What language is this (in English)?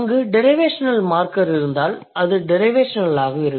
Tamil